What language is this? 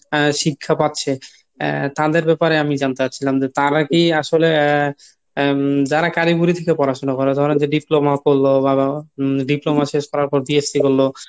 Bangla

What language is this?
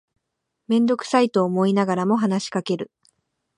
Japanese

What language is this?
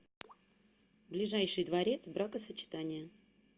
Russian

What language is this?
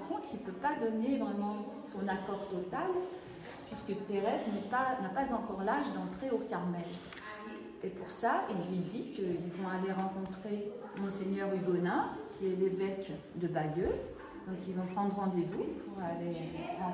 French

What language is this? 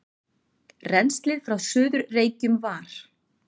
Icelandic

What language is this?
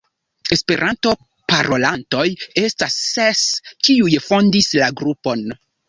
Esperanto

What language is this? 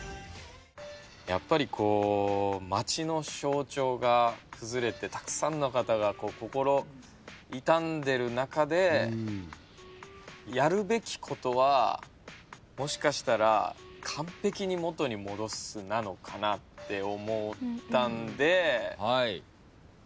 Japanese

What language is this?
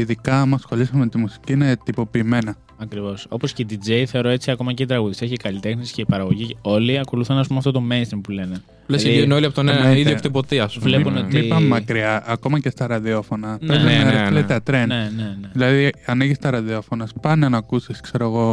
Greek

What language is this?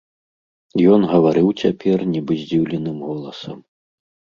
Belarusian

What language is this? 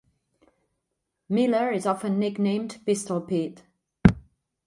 English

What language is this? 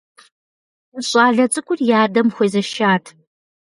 Kabardian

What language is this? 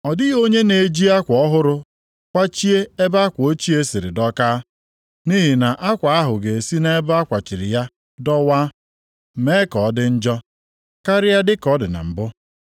Igbo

